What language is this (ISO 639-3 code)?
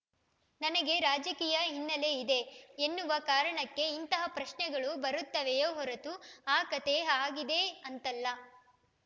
kan